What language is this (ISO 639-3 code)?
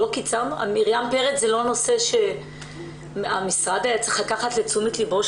heb